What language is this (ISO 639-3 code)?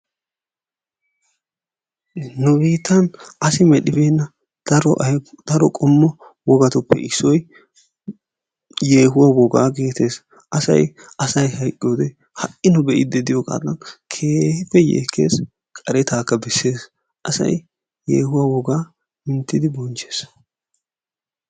wal